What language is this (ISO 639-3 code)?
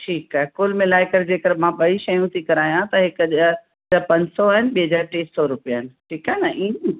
snd